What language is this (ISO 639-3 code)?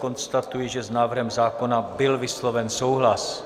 ces